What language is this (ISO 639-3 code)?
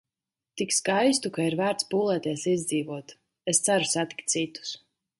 lav